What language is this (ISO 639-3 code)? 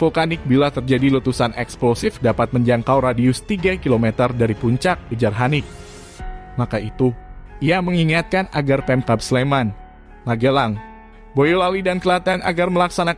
ind